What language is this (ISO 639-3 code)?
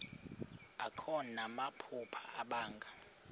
xho